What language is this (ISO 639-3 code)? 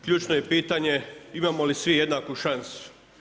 hrv